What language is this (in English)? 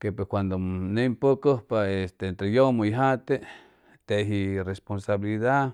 Chimalapa Zoque